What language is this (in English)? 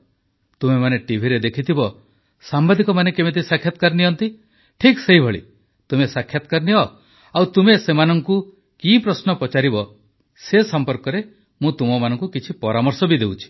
Odia